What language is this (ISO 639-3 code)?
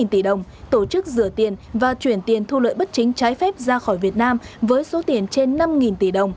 vie